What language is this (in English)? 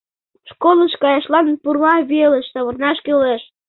Mari